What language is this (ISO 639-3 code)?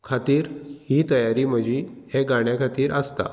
kok